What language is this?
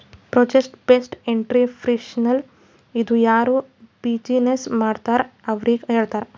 Kannada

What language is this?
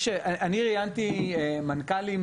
Hebrew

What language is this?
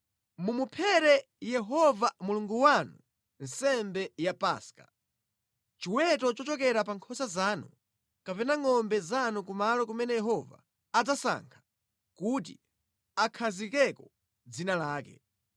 Nyanja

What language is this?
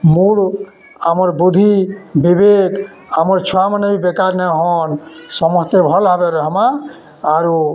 Odia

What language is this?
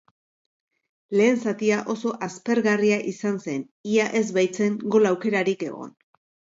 Basque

